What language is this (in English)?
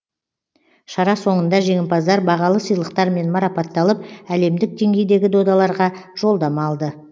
Kazakh